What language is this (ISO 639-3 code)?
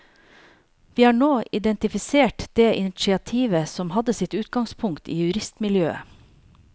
nor